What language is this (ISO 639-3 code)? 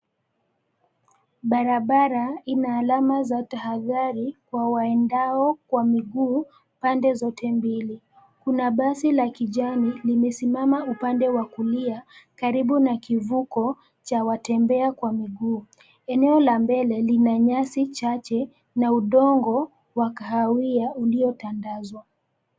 swa